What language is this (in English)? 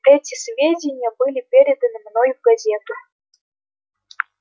Russian